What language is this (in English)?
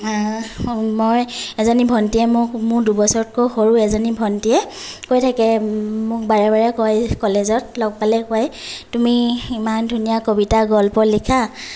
Assamese